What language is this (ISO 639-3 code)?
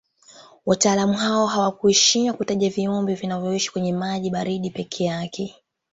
swa